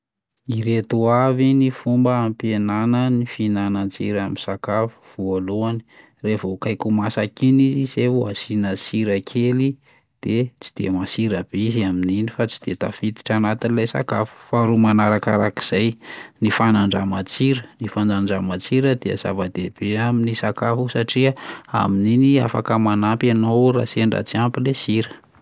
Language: Malagasy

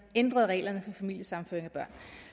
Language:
Danish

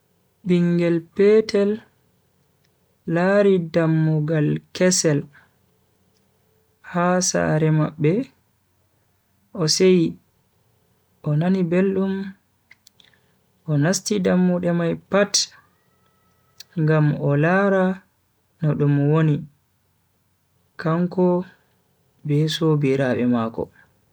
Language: Bagirmi Fulfulde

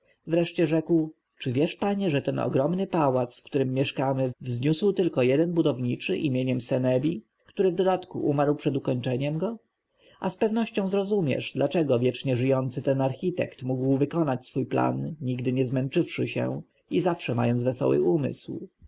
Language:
Polish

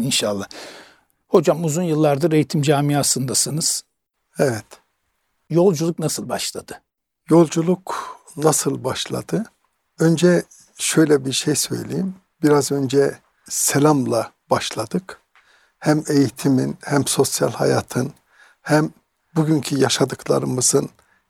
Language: Turkish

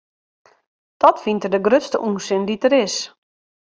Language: Western Frisian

